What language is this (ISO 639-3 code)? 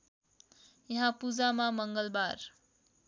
nep